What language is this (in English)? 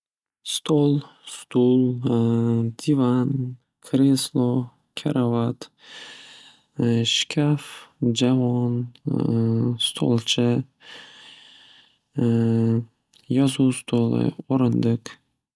Uzbek